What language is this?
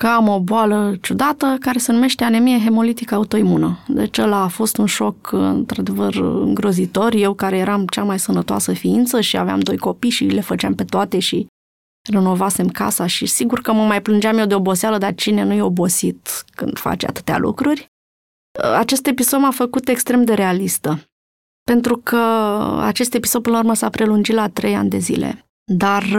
Romanian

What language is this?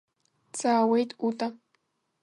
Abkhazian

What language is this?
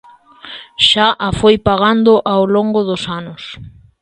Galician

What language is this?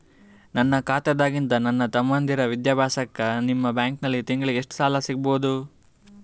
Kannada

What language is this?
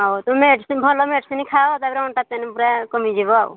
Odia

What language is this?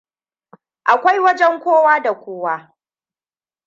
Hausa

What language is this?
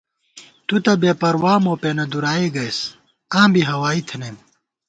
Gawar-Bati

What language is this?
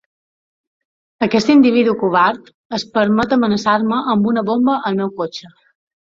Catalan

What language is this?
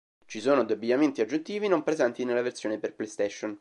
Italian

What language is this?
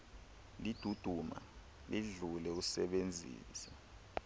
Xhosa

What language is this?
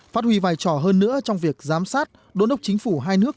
Vietnamese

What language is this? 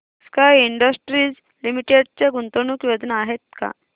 Marathi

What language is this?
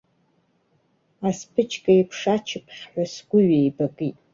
Abkhazian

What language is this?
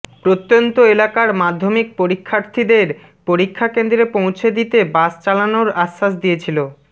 Bangla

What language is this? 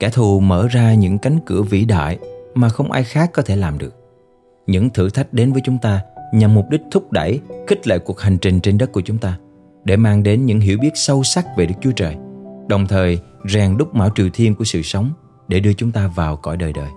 Vietnamese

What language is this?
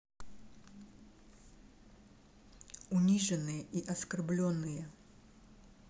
Russian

